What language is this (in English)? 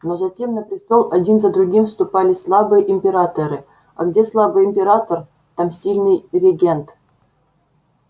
Russian